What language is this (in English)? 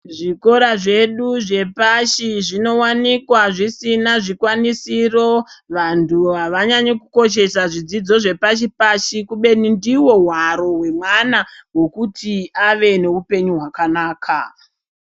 Ndau